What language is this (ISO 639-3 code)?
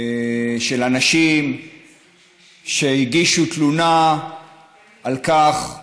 heb